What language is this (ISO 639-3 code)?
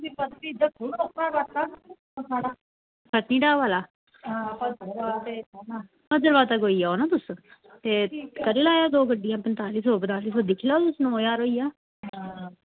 doi